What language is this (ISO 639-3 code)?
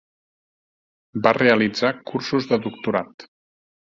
cat